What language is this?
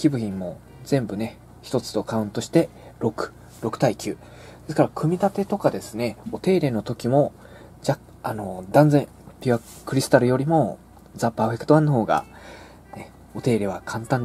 Japanese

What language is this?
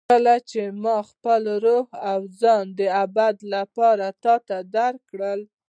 Pashto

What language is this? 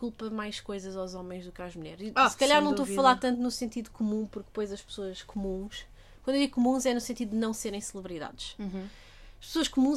Portuguese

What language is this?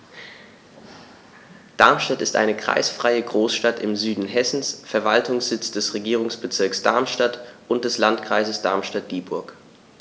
German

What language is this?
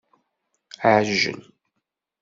Kabyle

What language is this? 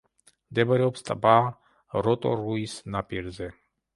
Georgian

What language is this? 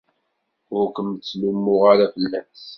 Kabyle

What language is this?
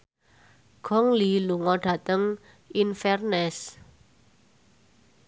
Javanese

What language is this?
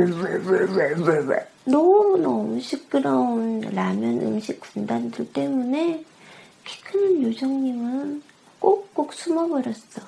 Korean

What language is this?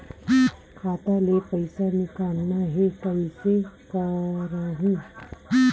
Chhattisgarhi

